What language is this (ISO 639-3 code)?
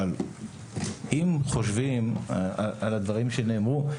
heb